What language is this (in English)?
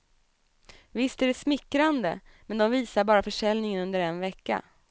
Swedish